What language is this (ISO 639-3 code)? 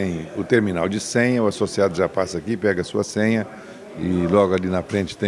por